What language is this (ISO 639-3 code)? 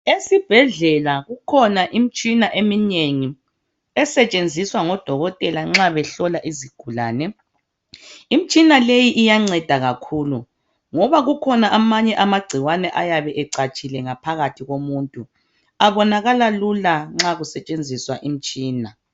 nde